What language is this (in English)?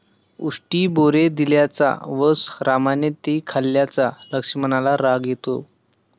Marathi